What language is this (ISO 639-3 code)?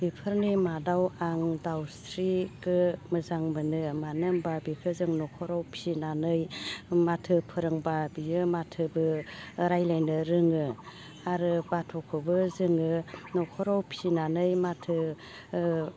brx